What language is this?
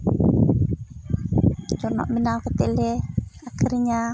Santali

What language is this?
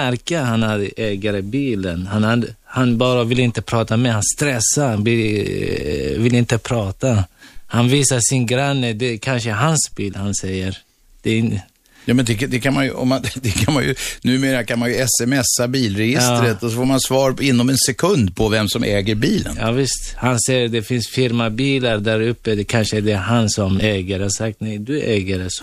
Swedish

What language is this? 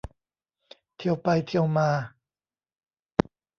Thai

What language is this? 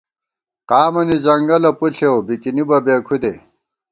Gawar-Bati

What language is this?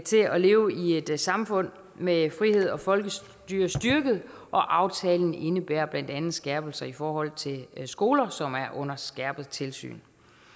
Danish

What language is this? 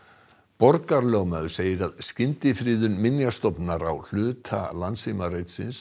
Icelandic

